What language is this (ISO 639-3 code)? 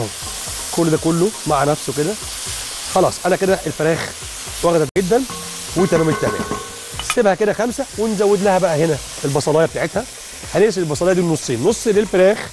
ara